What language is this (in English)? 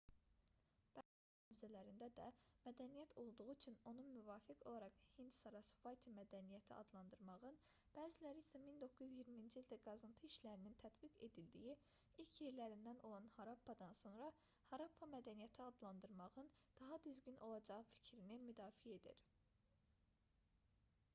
Azerbaijani